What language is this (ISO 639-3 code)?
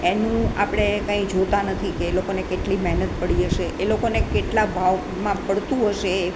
guj